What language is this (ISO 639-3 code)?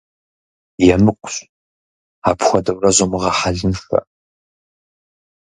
kbd